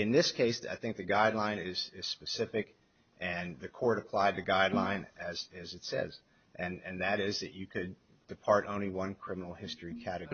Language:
English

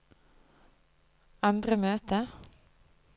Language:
Norwegian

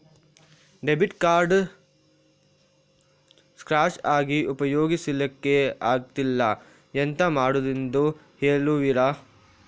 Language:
Kannada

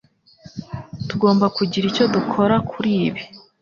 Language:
Kinyarwanda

